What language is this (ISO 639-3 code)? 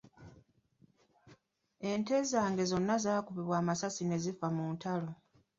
lug